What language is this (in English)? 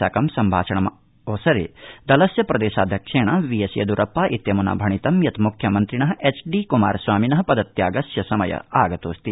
Sanskrit